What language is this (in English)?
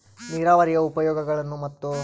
Kannada